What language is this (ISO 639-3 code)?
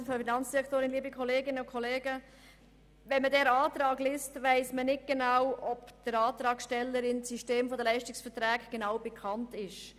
gsw